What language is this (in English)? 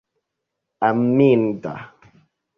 Esperanto